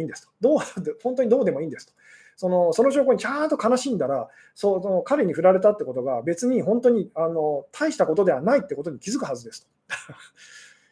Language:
Japanese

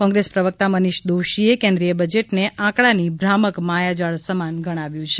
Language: Gujarati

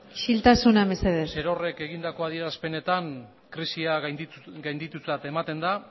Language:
Basque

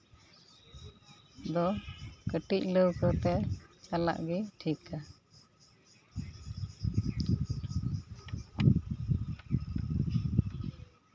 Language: Santali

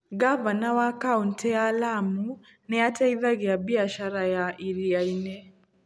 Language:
Kikuyu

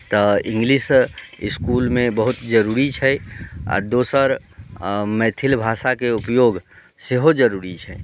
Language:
Maithili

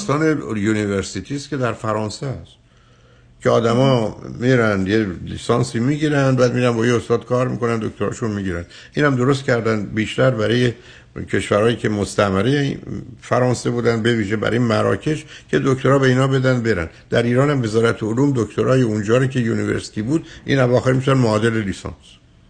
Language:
Persian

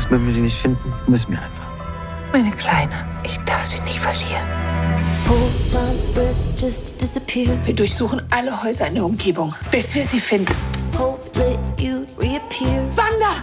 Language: German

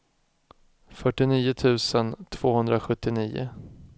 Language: Swedish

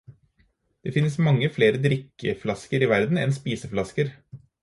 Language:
Norwegian Bokmål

